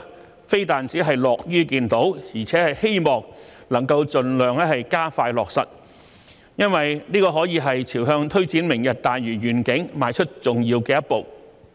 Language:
Cantonese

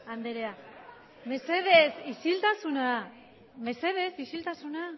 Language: Basque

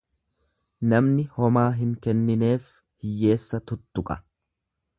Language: Oromo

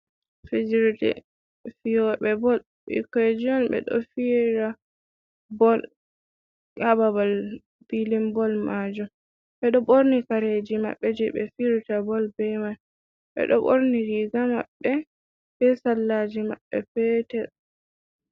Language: Fula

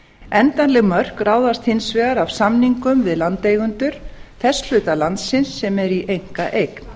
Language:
Icelandic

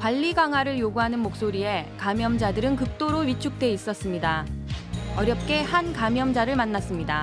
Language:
Korean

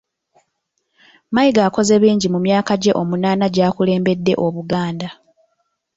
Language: Ganda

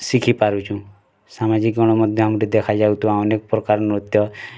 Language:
Odia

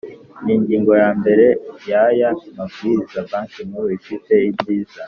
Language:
Kinyarwanda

